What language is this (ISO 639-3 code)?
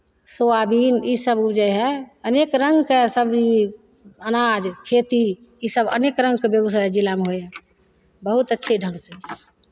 mai